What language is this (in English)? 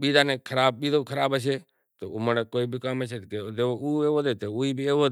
Kachi Koli